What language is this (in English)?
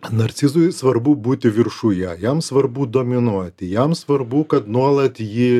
Lithuanian